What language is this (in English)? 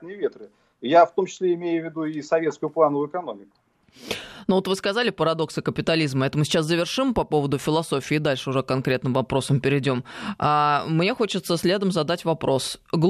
Russian